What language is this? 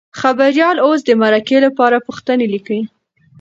Pashto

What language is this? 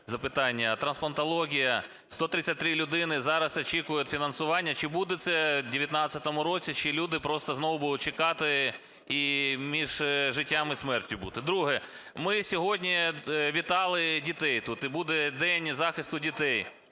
Ukrainian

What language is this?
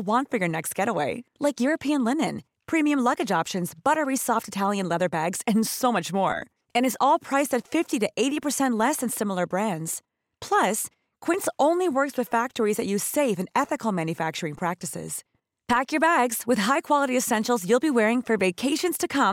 Filipino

